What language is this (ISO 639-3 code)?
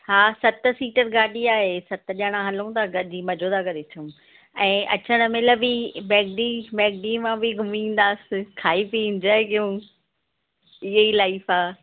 snd